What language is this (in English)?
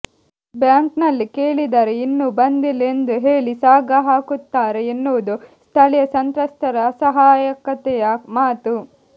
Kannada